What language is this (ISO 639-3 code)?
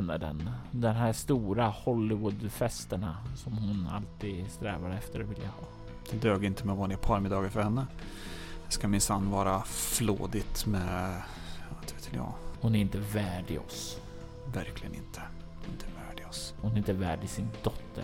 swe